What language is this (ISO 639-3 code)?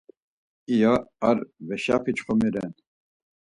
lzz